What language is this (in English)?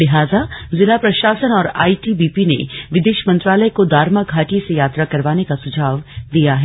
Hindi